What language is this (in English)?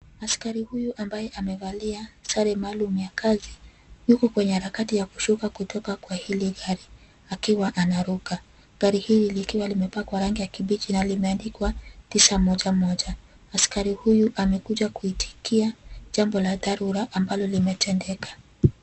Swahili